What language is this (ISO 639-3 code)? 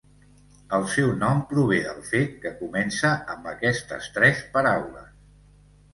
cat